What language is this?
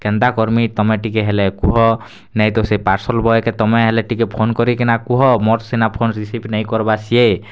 Odia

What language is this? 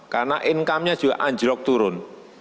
Indonesian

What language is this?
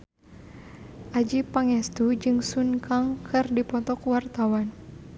Sundanese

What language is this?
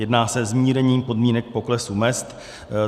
Czech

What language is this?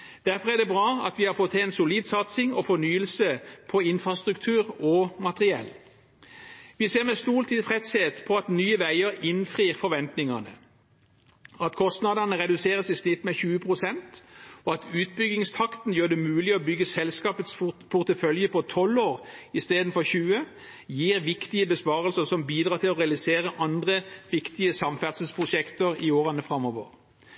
Norwegian Bokmål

